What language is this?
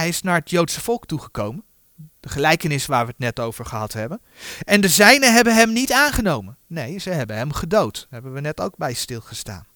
Dutch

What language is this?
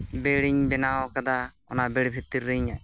Santali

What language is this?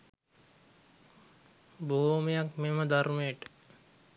Sinhala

